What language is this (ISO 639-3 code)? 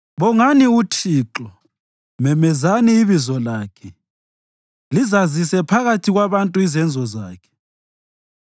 nde